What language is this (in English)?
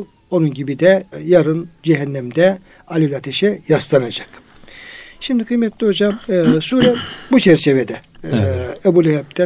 Turkish